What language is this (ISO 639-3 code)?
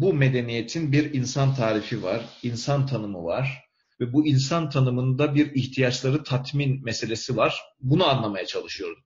tur